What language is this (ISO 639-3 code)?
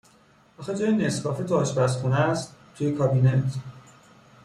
fas